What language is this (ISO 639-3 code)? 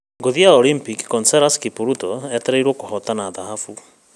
kik